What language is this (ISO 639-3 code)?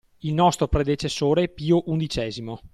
ita